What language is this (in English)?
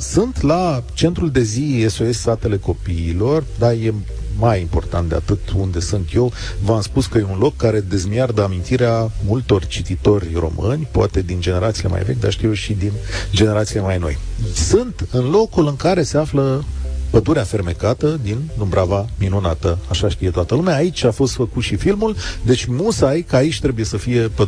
Romanian